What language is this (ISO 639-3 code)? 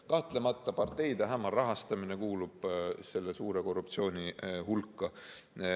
est